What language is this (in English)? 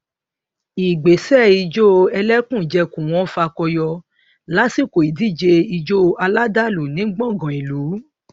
Yoruba